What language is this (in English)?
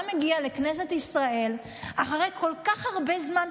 Hebrew